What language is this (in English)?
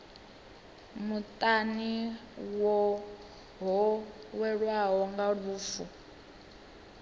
Venda